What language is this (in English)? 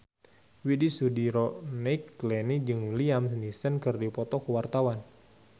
Sundanese